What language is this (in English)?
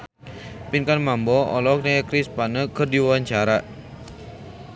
Sundanese